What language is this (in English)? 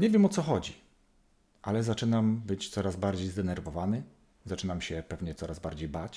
Polish